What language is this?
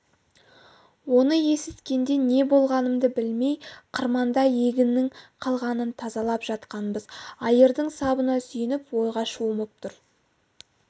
Kazakh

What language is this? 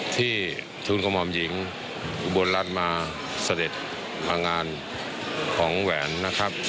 Thai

